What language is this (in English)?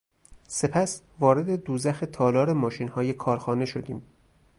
Persian